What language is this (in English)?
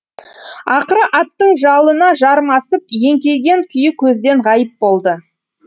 Kazakh